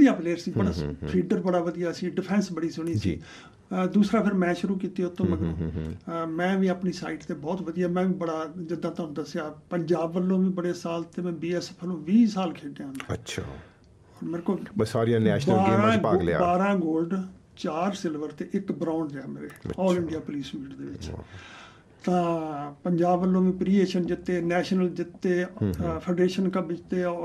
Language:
Punjabi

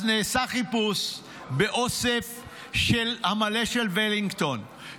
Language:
Hebrew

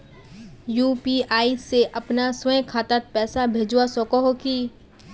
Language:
Magahi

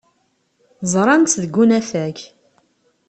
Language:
Kabyle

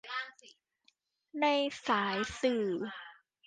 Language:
Thai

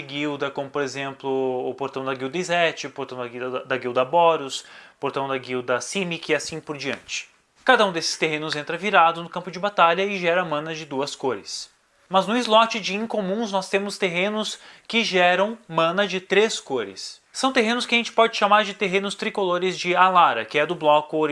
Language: Portuguese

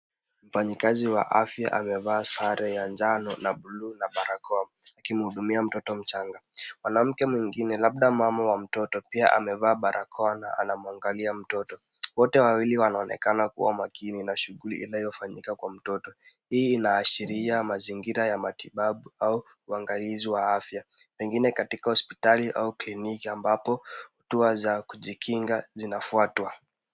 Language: Swahili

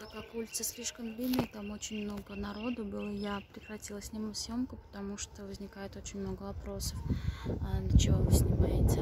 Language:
Russian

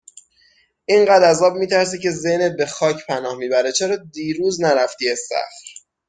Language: Persian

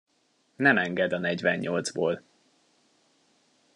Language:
Hungarian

